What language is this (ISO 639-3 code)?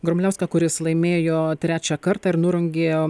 lit